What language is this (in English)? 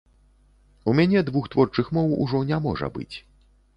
Belarusian